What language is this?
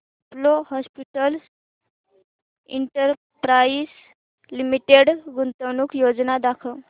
Marathi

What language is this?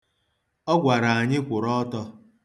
Igbo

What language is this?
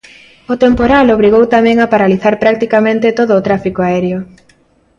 Galician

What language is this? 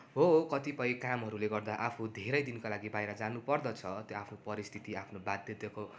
Nepali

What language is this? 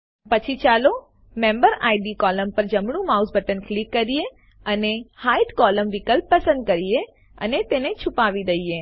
Gujarati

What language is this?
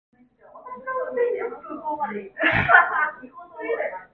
Bashkir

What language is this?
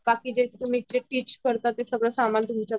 Marathi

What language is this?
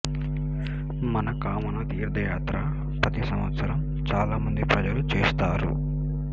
Telugu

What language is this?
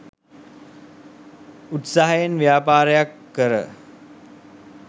Sinhala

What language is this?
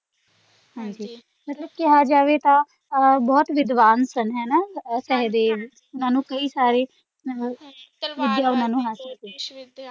Punjabi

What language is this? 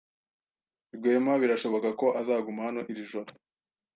Kinyarwanda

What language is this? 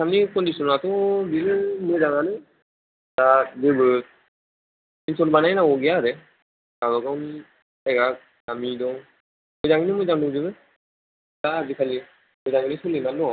Bodo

